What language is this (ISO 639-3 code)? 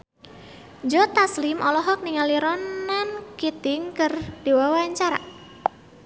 sun